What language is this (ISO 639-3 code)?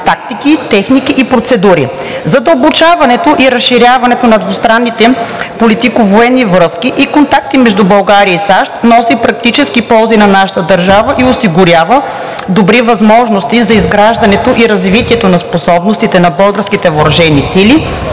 bul